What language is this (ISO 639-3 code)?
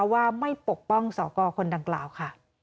tha